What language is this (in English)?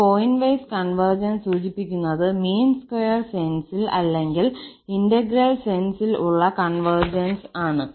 Malayalam